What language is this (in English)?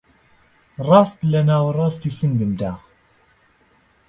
Central Kurdish